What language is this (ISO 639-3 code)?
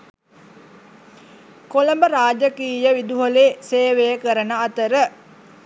sin